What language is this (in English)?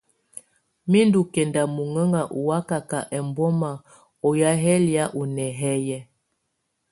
Tunen